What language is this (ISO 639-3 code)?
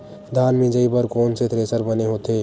hne